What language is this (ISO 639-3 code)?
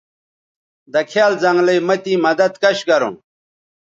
btv